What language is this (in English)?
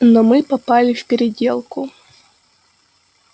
Russian